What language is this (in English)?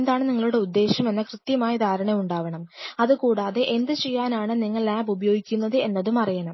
Malayalam